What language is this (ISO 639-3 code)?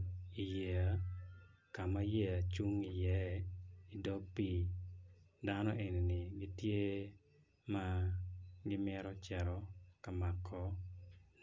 ach